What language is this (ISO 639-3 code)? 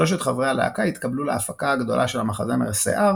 heb